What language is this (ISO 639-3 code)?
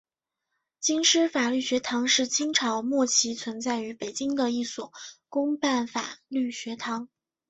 zho